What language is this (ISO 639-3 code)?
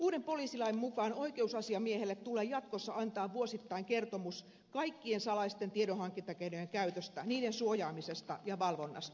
fin